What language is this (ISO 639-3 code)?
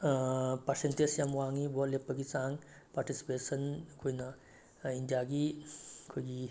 mni